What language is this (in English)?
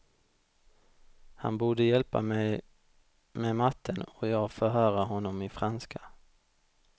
Swedish